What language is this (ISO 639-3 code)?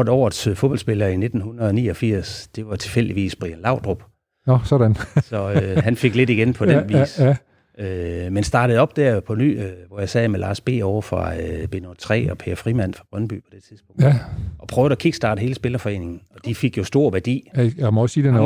dan